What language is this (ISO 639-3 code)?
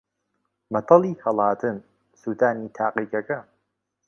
ckb